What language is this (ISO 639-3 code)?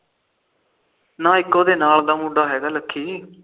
pan